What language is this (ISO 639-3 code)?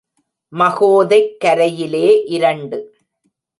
tam